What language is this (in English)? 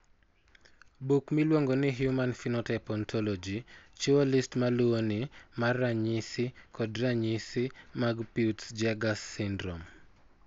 Luo (Kenya and Tanzania)